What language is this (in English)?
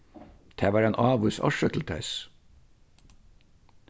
Faroese